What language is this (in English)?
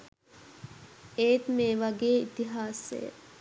Sinhala